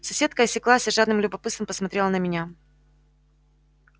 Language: Russian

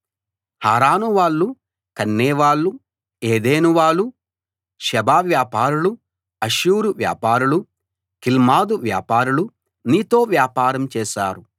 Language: Telugu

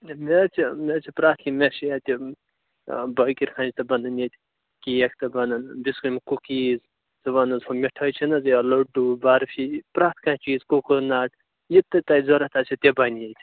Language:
Kashmiri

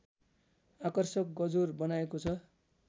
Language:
Nepali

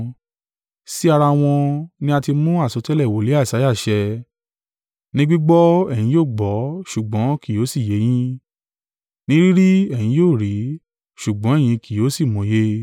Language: Yoruba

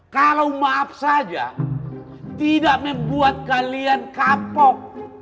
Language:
Indonesian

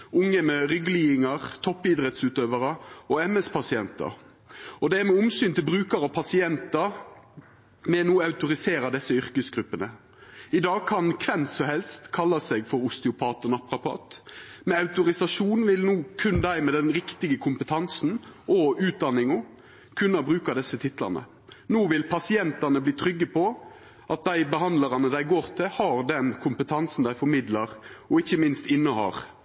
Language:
Norwegian Nynorsk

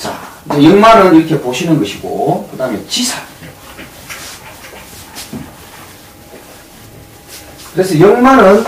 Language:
Korean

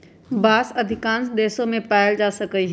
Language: Magahi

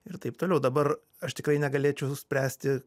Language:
Lithuanian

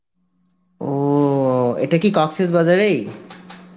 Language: Bangla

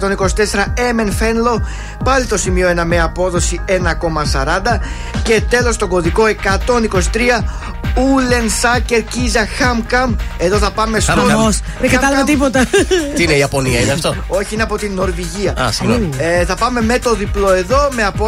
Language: Greek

